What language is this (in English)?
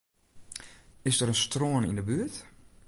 Western Frisian